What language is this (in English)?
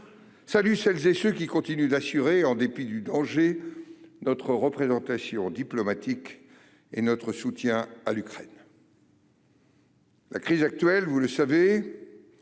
French